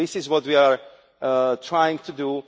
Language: English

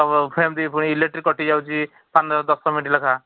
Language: Odia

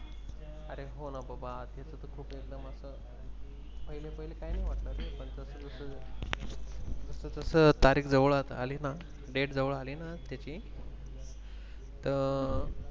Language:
Marathi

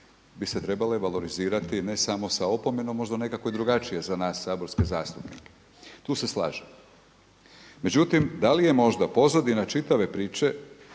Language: Croatian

